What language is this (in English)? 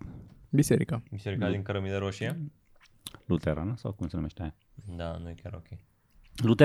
Romanian